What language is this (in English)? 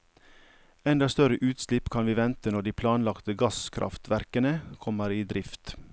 Norwegian